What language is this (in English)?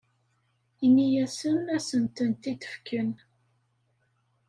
Kabyle